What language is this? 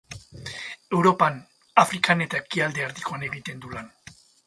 Basque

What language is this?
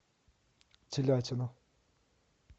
Russian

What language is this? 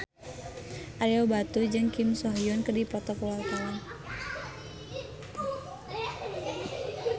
Sundanese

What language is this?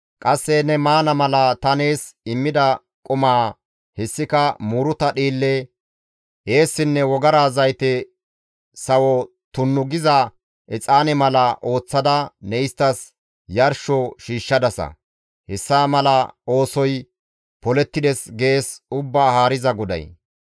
Gamo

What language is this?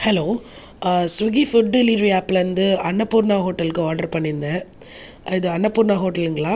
Tamil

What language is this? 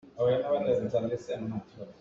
Hakha Chin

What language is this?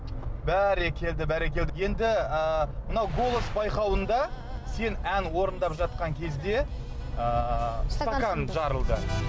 Kazakh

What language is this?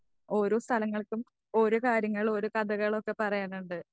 Malayalam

